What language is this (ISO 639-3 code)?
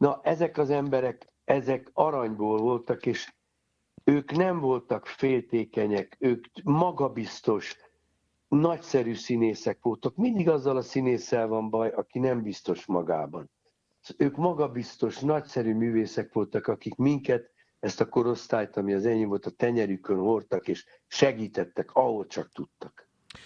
hun